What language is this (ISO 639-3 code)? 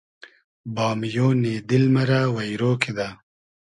haz